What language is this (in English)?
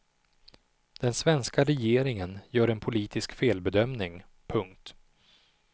Swedish